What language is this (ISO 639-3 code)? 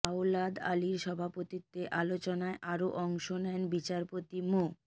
ben